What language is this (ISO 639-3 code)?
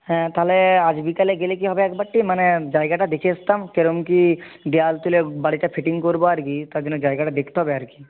ben